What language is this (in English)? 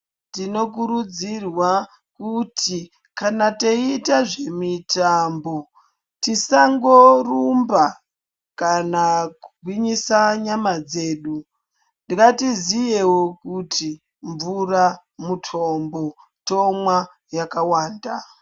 Ndau